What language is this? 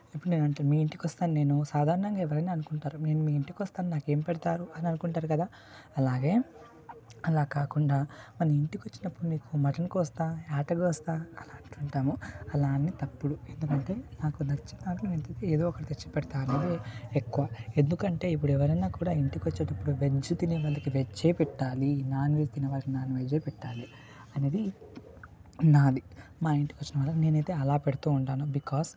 Telugu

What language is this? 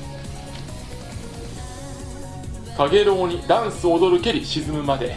Japanese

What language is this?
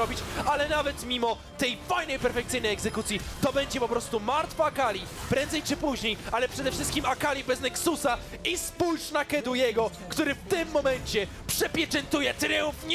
Polish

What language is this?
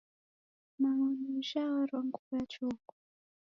Taita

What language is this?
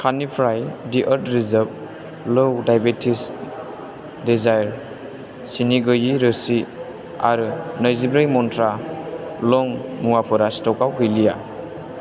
Bodo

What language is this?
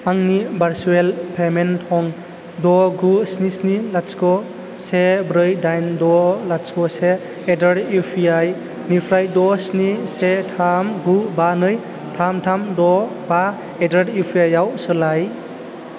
Bodo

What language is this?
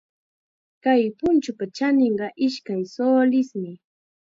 Chiquián Ancash Quechua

